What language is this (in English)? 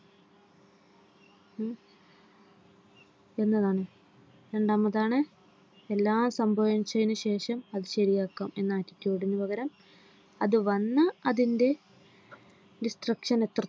Malayalam